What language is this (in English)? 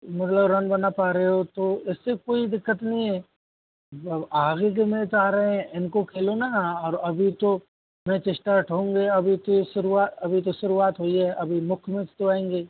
Hindi